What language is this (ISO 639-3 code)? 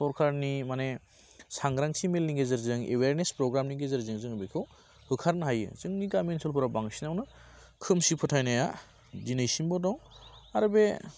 brx